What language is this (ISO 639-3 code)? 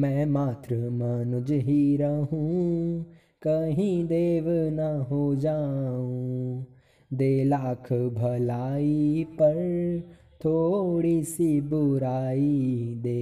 hin